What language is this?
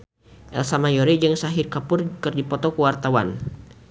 Sundanese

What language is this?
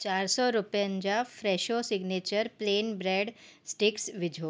Sindhi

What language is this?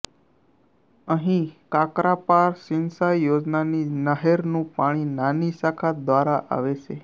Gujarati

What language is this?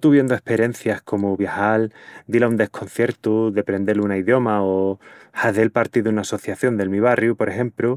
Extremaduran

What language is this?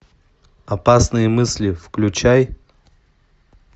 Russian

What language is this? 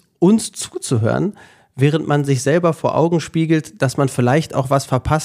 German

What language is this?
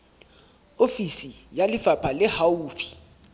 Southern Sotho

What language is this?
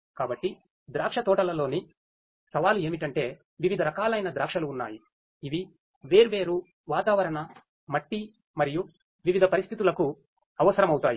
Telugu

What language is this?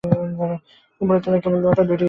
Bangla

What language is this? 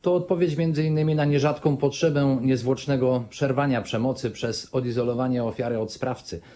Polish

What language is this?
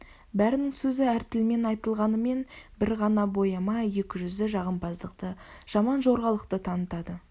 Kazakh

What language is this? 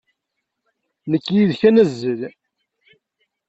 Kabyle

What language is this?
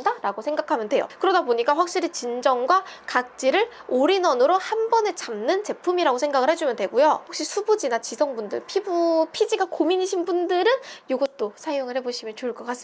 Korean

